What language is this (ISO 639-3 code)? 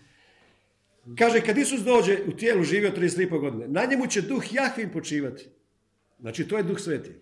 hrv